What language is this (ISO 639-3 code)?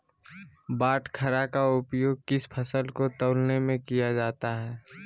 mag